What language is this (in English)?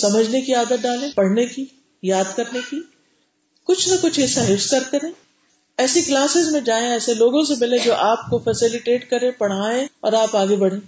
Urdu